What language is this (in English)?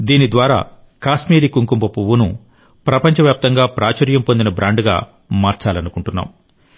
Telugu